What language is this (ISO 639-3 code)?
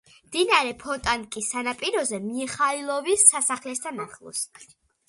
kat